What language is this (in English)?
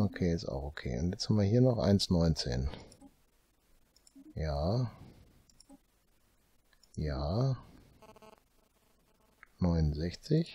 German